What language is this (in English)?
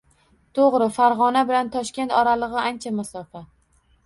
Uzbek